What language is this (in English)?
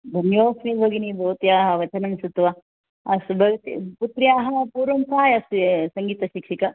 Sanskrit